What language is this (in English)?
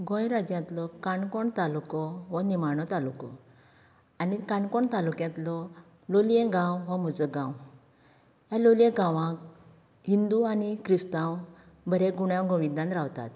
Konkani